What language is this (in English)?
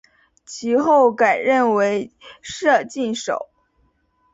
Chinese